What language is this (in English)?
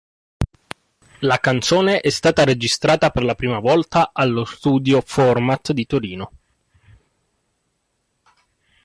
Italian